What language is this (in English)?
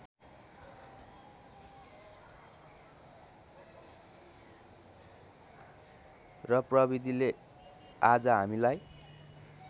Nepali